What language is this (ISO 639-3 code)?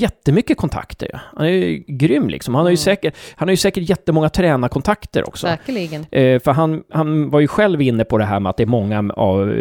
swe